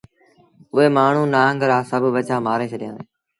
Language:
Sindhi Bhil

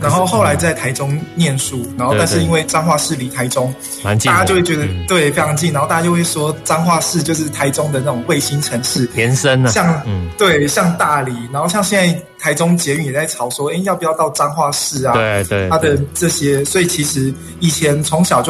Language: Chinese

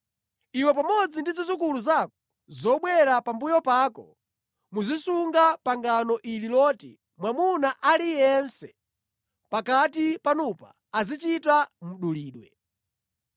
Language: Nyanja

